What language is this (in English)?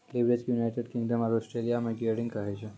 Maithili